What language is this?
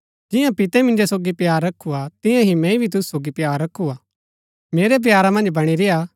Gaddi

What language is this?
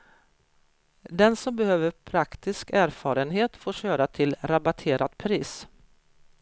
Swedish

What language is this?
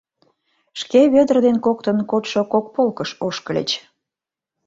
Mari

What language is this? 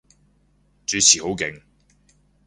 Cantonese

